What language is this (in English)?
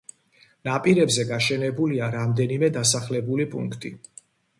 Georgian